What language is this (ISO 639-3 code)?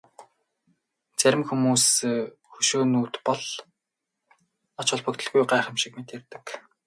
mon